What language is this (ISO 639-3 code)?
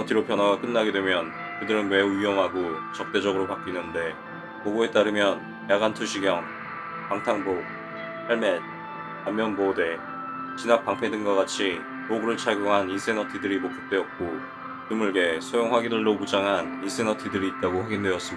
kor